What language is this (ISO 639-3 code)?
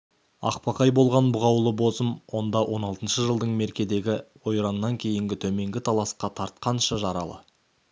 kaz